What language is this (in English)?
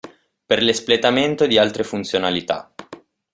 Italian